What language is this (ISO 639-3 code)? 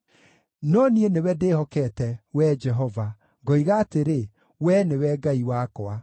kik